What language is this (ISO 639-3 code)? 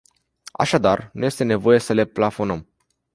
ron